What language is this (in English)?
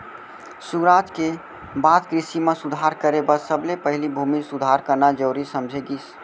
Chhattisgarhi